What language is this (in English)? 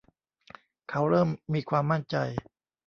Thai